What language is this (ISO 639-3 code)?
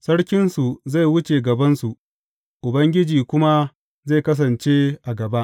hau